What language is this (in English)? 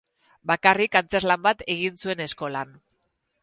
Basque